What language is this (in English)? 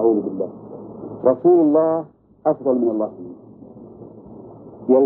Arabic